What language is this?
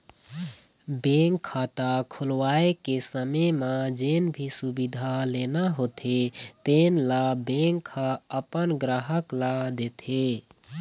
Chhattisgarhi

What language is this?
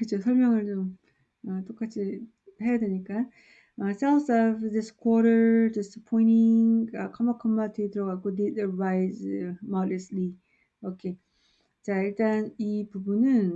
Korean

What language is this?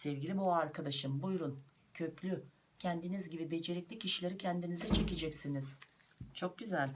Turkish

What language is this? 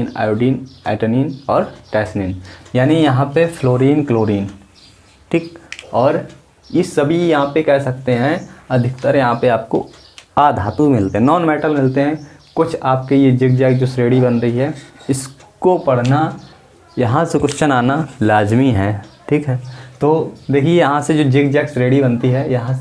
Hindi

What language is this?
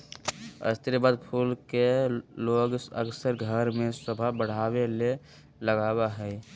Magahi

